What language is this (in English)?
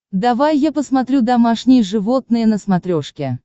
Russian